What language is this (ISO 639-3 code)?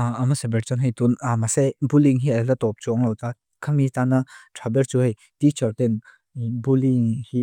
lus